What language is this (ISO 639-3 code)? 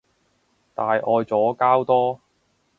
yue